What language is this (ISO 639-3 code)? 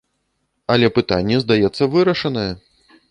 bel